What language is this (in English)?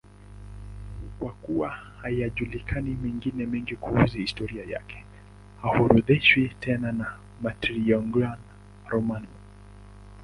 Swahili